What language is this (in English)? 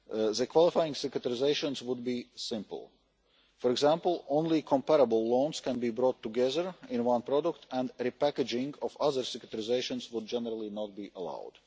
English